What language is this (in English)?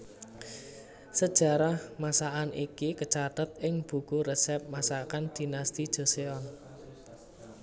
Javanese